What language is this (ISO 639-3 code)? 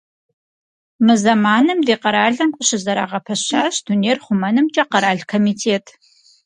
kbd